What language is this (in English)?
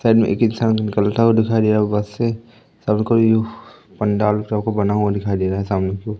Hindi